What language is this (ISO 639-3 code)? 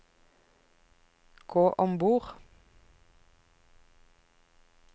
nor